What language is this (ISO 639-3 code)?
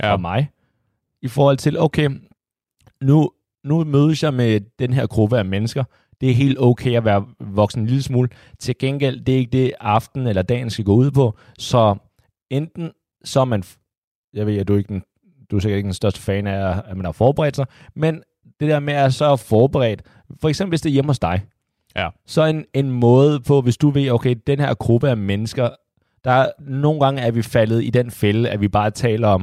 dan